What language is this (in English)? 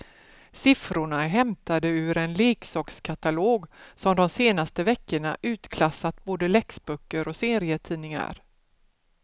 Swedish